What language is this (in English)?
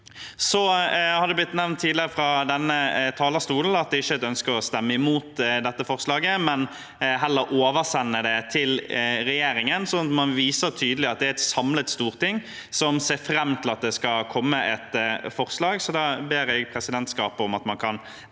Norwegian